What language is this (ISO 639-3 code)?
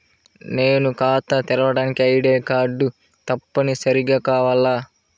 tel